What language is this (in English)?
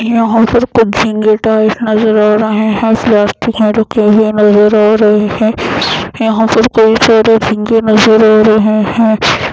Hindi